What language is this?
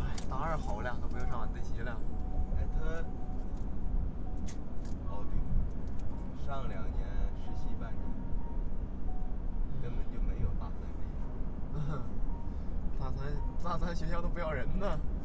Chinese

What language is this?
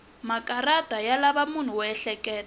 Tsonga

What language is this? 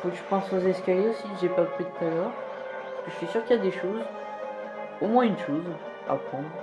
French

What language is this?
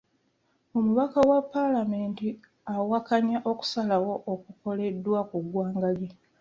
Ganda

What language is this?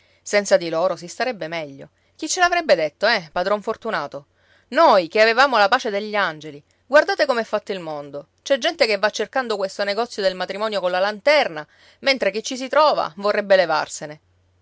Italian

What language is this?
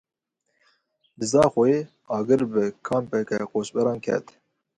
Kurdish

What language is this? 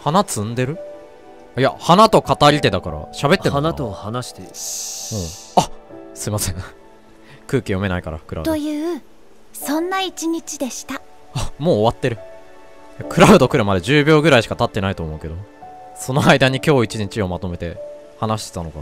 Japanese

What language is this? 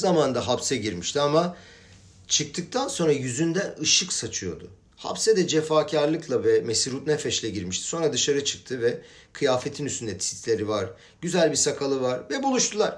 Turkish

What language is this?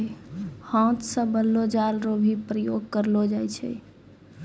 Maithili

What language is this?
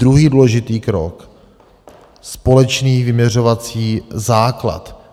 Czech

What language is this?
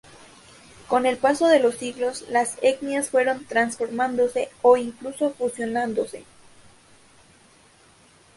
Spanish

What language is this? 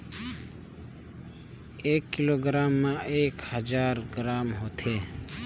Chhattisgarhi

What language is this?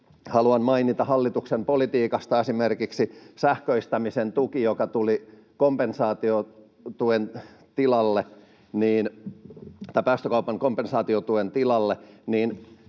Finnish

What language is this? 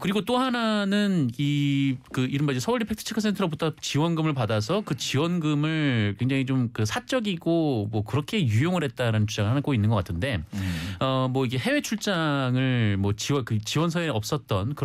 Korean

